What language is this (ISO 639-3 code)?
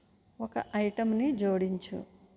tel